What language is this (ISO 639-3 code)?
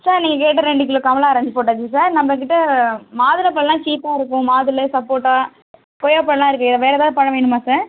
tam